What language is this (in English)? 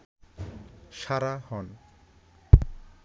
Bangla